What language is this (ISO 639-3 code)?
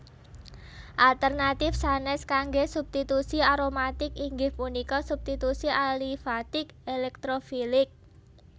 jav